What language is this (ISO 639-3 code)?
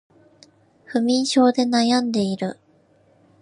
jpn